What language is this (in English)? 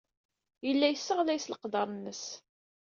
Kabyle